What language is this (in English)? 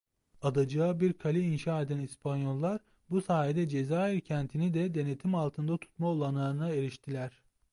Turkish